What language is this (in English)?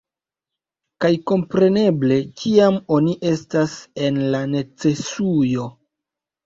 Esperanto